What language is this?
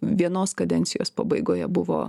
Lithuanian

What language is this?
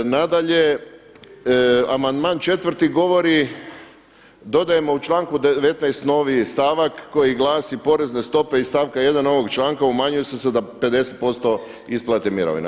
Croatian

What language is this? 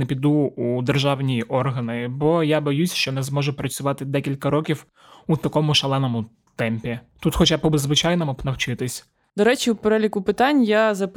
Ukrainian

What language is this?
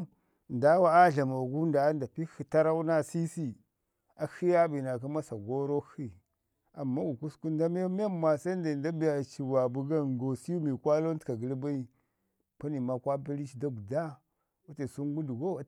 Ngizim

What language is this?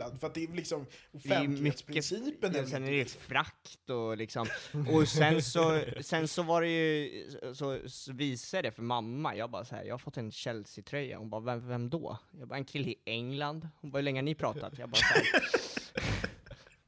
Swedish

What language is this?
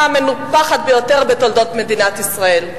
Hebrew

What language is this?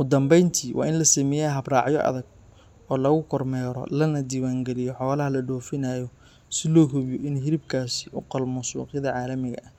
Somali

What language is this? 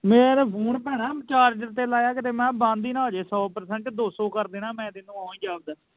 Punjabi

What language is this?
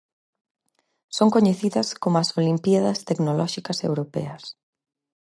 Galician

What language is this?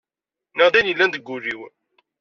Kabyle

